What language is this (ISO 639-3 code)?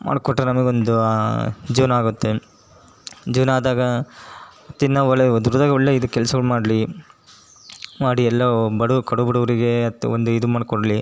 kan